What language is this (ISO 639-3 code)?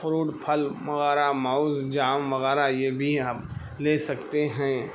urd